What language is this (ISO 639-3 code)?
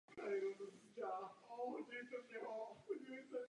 ces